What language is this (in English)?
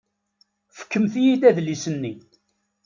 Kabyle